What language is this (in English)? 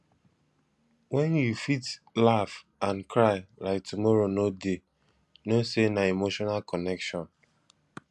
Nigerian Pidgin